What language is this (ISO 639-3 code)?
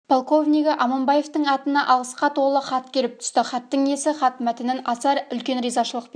kaz